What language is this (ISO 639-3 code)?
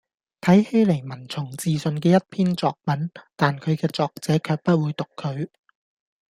yue